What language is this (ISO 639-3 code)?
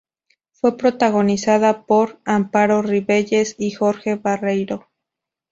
spa